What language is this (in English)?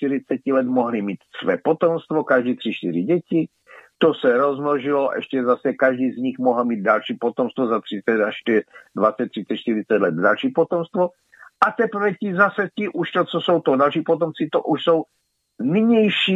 Czech